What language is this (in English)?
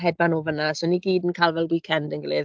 Welsh